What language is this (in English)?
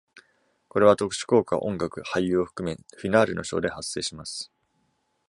Japanese